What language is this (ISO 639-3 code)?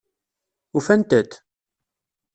kab